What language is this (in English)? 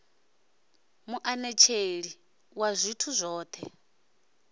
Venda